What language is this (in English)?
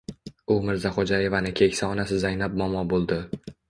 Uzbek